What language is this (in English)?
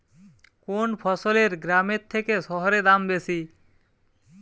Bangla